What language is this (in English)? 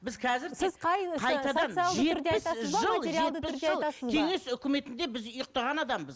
Kazakh